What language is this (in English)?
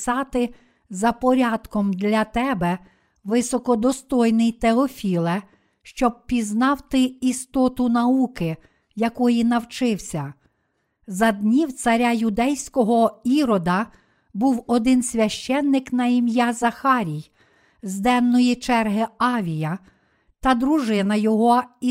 Ukrainian